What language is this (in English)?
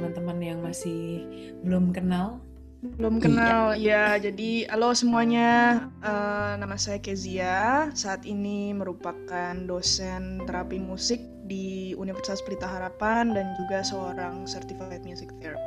Indonesian